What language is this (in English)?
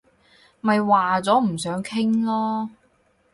Cantonese